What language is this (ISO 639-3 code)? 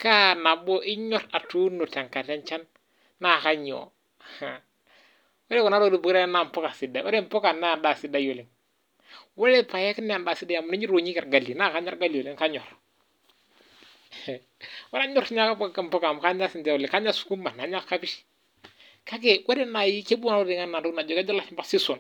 mas